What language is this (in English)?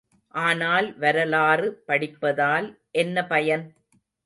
Tamil